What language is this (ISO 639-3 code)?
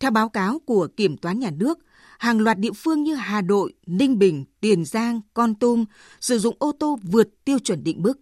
vie